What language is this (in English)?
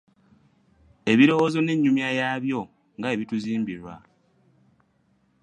Ganda